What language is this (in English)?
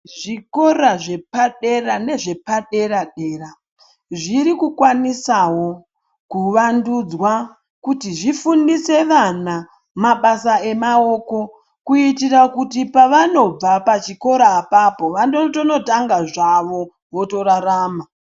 Ndau